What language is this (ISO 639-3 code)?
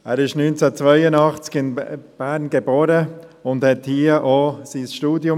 gsw